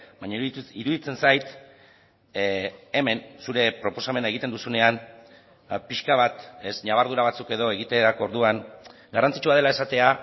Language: Basque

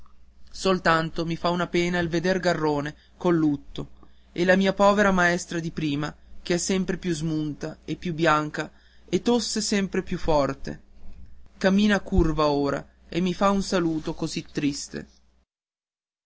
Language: Italian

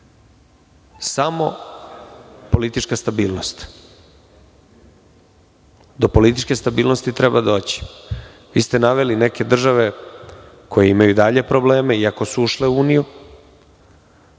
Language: Serbian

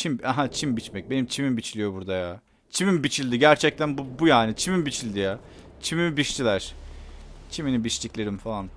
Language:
Turkish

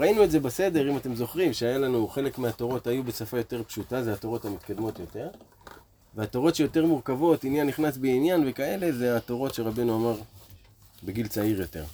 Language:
Hebrew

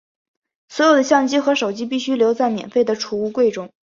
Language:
Chinese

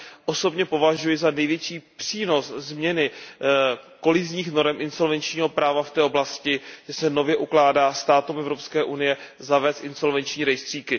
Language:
Czech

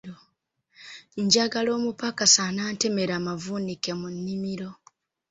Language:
Ganda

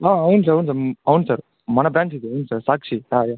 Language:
Telugu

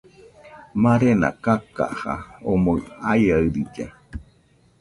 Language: Nüpode Huitoto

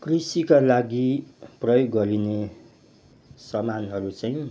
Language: Nepali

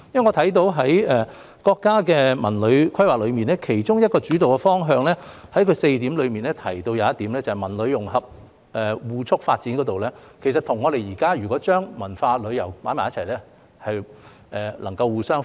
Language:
Cantonese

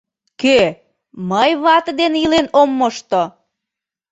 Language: Mari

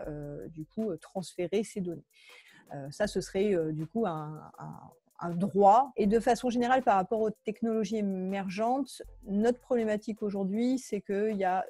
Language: French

